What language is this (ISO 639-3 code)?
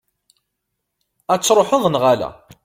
kab